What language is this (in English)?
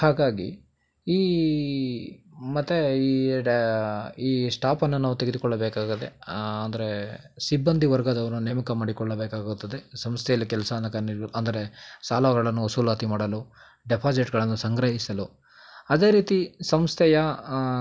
Kannada